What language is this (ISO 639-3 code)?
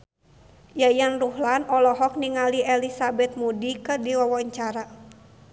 sun